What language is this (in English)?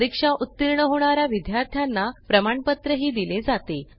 Marathi